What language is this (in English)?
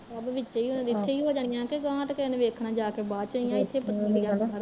Punjabi